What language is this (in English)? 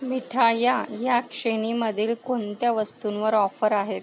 Marathi